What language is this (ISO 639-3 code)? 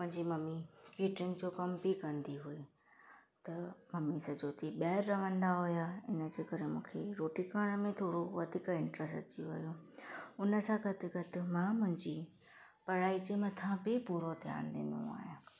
snd